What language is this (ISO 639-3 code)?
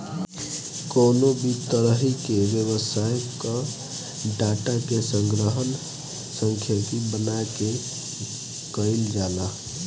bho